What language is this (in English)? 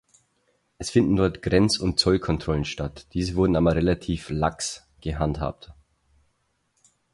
German